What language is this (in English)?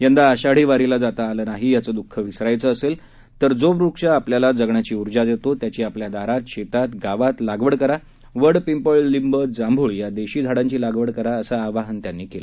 Marathi